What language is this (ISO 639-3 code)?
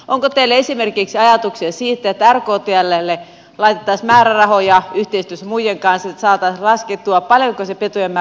fin